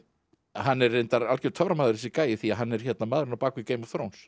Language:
Icelandic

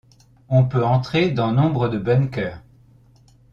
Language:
French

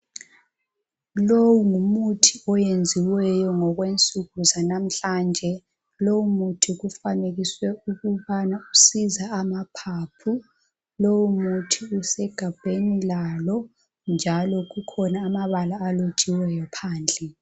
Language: North Ndebele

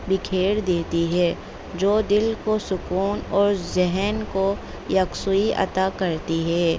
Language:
Urdu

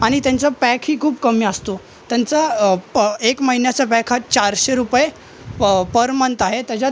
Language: Marathi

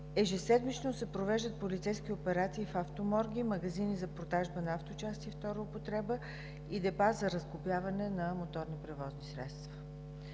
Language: Bulgarian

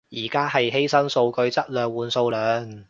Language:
Cantonese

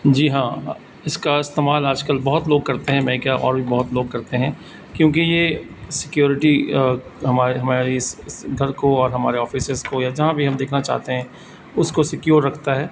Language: Urdu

